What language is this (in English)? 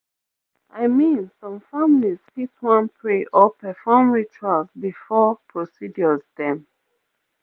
Nigerian Pidgin